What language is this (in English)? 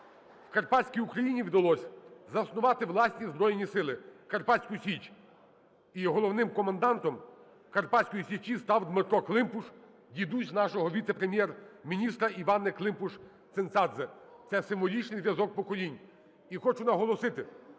Ukrainian